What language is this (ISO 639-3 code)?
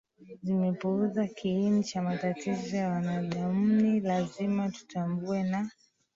swa